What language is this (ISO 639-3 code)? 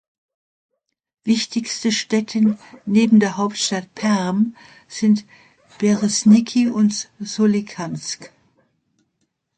deu